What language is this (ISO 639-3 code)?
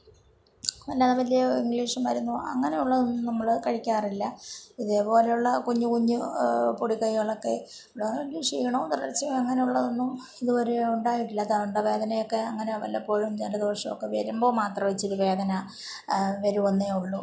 mal